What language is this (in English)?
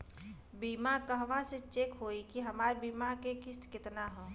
Bhojpuri